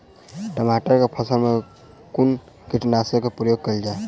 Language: Maithili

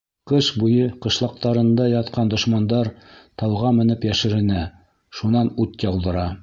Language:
Bashkir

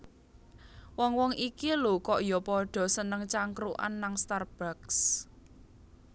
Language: Javanese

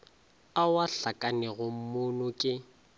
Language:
Northern Sotho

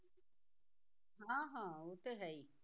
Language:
Punjabi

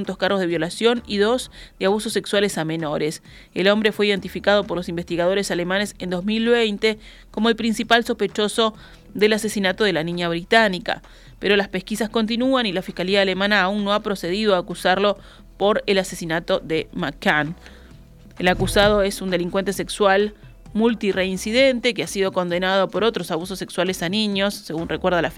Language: Spanish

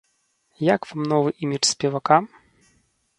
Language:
Belarusian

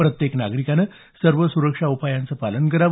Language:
Marathi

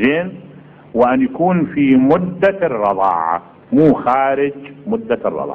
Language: Arabic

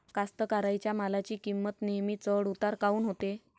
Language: Marathi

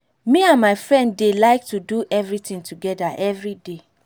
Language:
Nigerian Pidgin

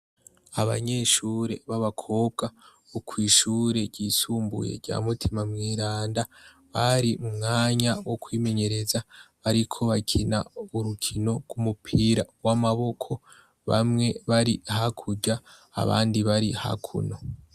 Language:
Rundi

